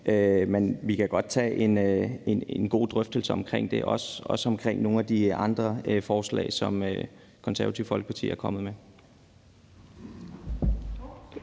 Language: Danish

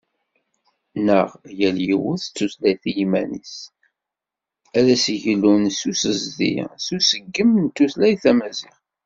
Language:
Kabyle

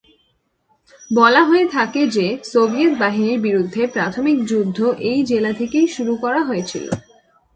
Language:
Bangla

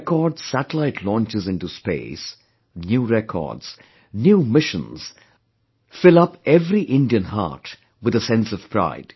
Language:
English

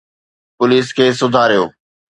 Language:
Sindhi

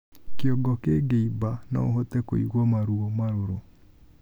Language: Kikuyu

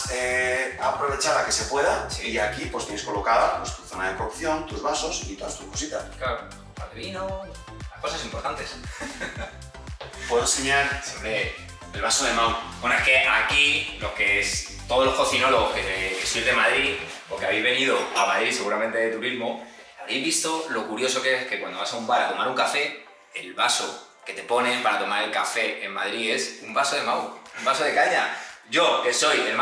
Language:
Spanish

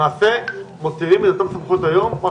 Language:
Hebrew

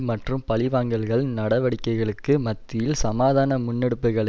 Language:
Tamil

